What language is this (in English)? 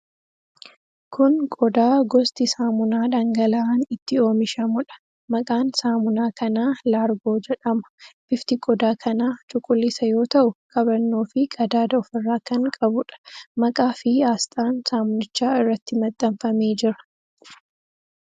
Oromo